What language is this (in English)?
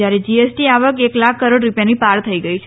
Gujarati